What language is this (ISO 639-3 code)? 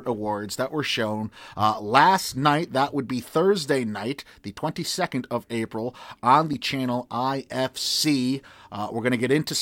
eng